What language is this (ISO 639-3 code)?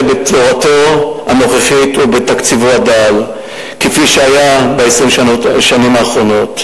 heb